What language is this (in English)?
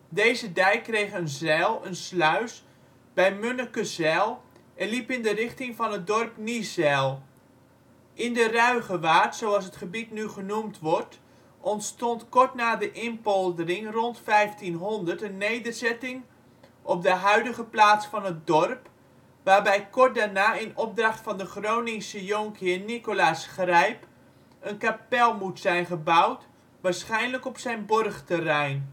Dutch